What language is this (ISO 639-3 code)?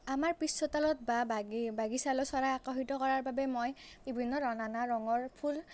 asm